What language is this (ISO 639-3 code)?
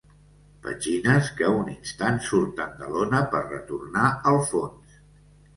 cat